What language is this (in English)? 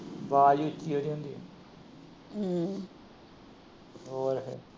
Punjabi